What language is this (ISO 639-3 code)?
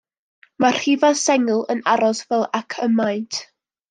cym